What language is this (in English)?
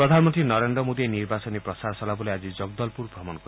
Assamese